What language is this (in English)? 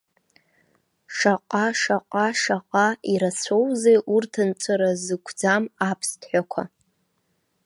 Abkhazian